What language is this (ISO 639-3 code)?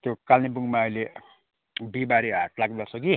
nep